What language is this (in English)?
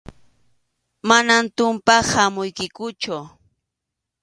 Arequipa-La Unión Quechua